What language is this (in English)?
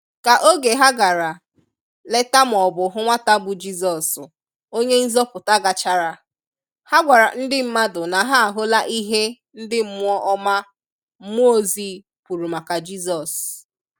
Igbo